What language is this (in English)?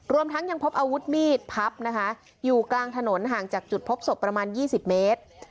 Thai